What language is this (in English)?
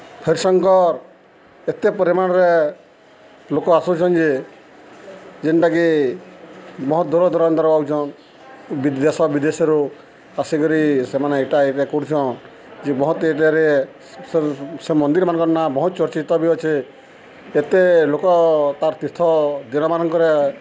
Odia